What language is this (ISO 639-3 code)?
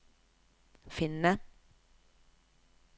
nor